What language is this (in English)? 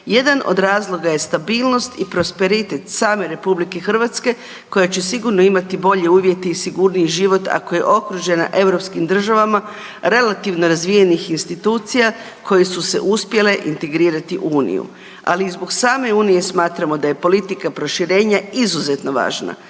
Croatian